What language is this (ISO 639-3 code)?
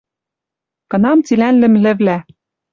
mrj